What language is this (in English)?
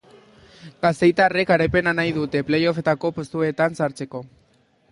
Basque